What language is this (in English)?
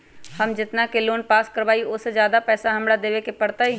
Magahi